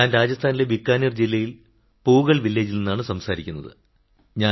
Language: Malayalam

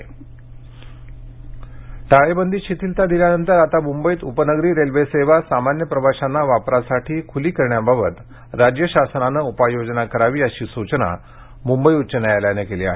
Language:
Marathi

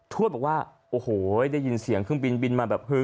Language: Thai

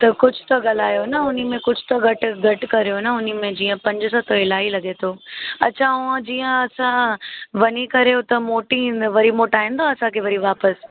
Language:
Sindhi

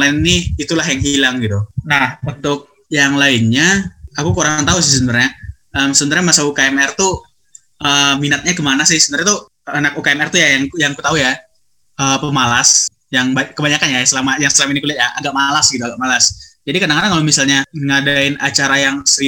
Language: Indonesian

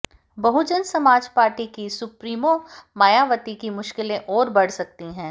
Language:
Hindi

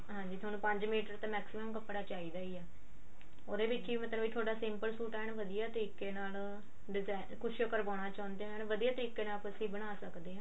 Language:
Punjabi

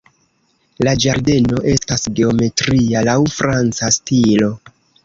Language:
Esperanto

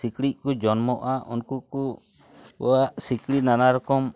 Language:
Santali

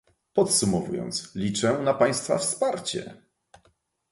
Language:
Polish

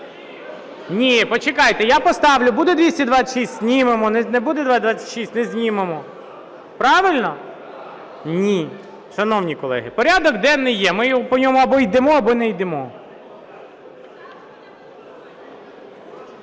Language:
Ukrainian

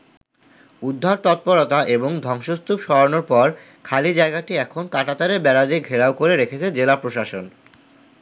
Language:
Bangla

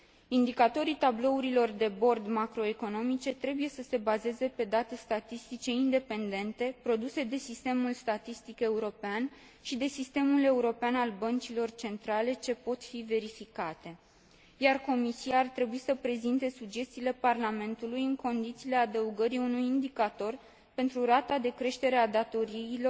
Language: Romanian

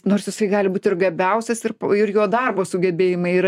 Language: Lithuanian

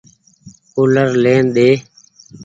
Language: Goaria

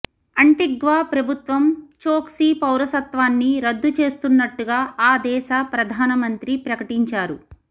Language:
Telugu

